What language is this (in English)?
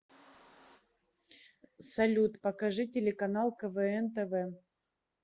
Russian